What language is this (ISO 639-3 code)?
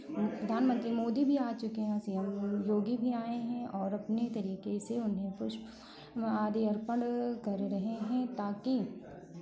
hin